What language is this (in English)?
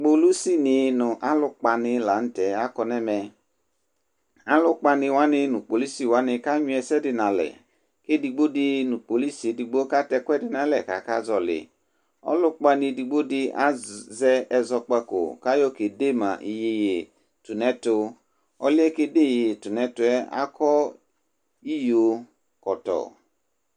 Ikposo